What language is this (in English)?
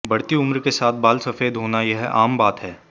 Hindi